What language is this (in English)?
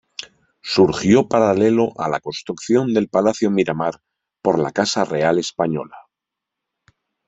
Spanish